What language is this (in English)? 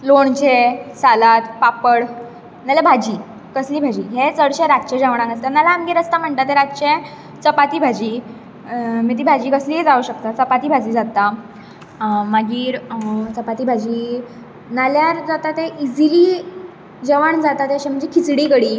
Konkani